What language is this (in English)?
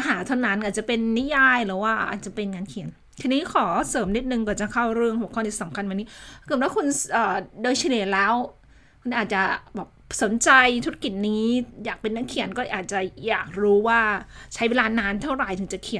Thai